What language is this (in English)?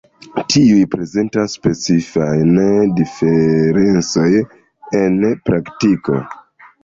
Esperanto